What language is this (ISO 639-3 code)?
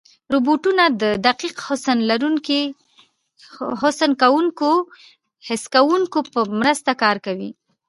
pus